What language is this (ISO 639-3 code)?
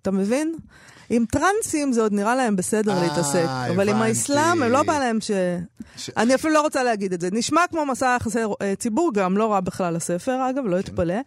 heb